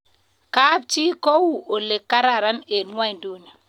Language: Kalenjin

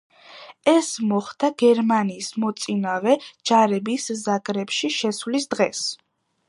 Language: Georgian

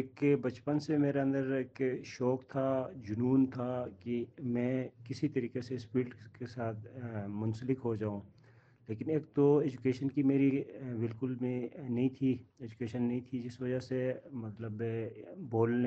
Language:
Urdu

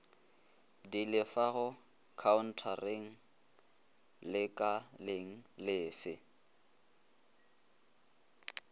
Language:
Northern Sotho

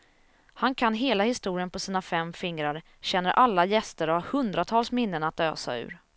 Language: Swedish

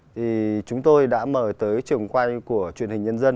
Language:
Vietnamese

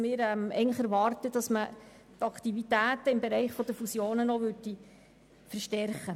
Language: Swiss German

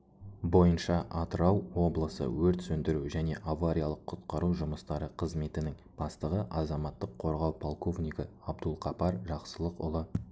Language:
Kazakh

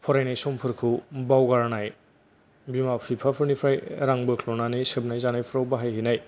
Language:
Bodo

